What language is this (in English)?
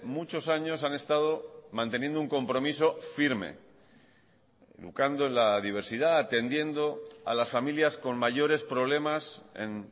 Spanish